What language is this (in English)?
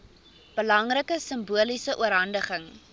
Afrikaans